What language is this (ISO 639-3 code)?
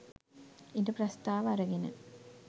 sin